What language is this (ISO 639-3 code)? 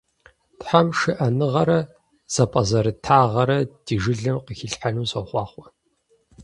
kbd